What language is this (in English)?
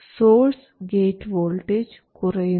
Malayalam